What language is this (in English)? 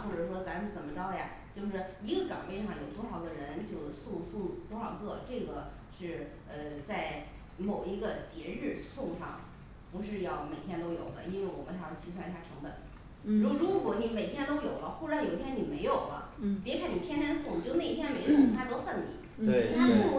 Chinese